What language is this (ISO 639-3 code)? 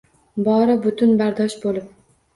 uzb